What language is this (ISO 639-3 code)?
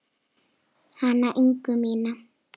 isl